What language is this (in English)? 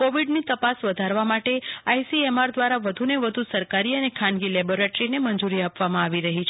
Gujarati